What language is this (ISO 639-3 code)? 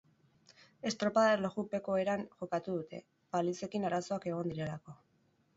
eus